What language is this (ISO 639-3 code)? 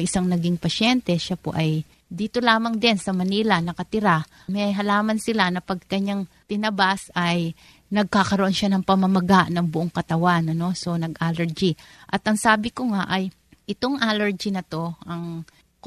fil